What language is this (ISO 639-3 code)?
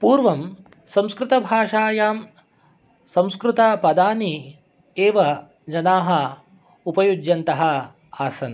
san